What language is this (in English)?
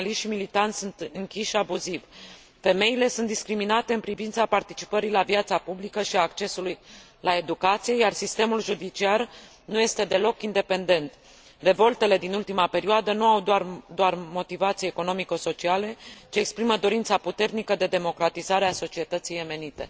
Romanian